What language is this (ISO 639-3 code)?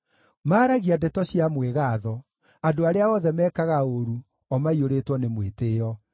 kik